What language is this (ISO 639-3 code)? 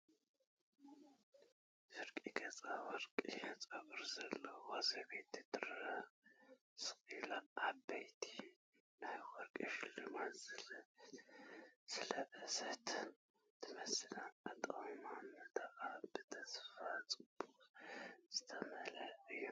tir